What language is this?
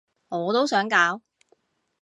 Cantonese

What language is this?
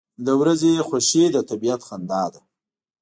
Pashto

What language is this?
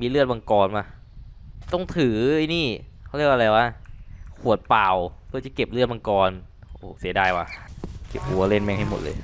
Thai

